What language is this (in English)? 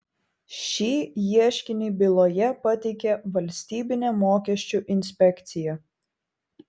Lithuanian